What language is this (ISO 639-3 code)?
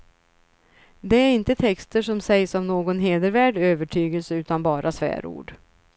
swe